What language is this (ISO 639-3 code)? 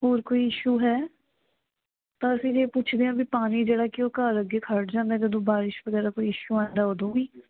pan